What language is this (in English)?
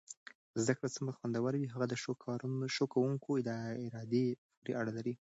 Pashto